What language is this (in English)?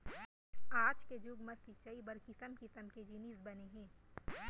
Chhattisgarhi